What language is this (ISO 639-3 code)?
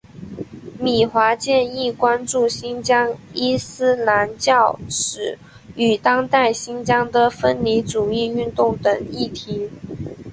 zho